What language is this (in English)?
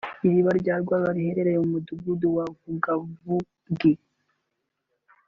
Kinyarwanda